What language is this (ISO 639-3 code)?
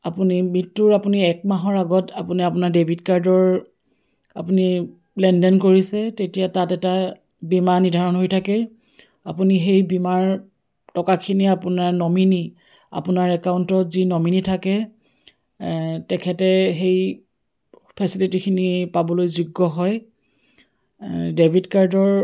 asm